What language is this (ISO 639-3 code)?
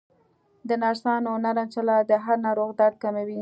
pus